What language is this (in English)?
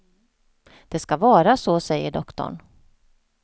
Swedish